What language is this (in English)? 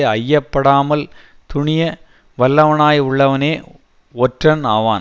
Tamil